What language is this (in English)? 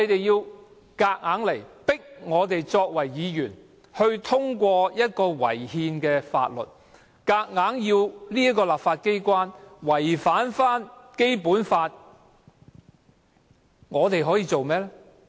Cantonese